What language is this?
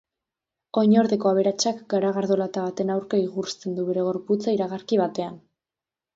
Basque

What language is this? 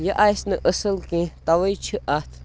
Kashmiri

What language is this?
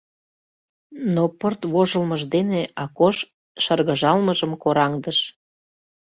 Mari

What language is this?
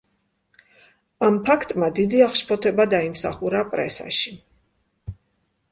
Georgian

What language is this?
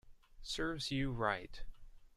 English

